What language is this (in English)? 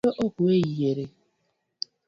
Luo (Kenya and Tanzania)